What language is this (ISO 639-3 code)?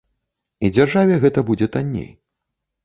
bel